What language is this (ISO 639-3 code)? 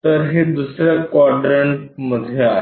mar